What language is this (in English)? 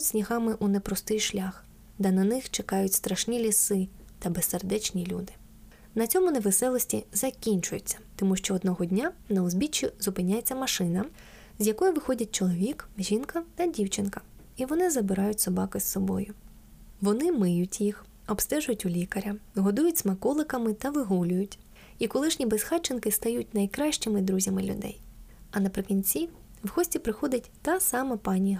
Ukrainian